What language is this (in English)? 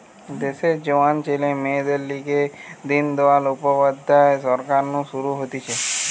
Bangla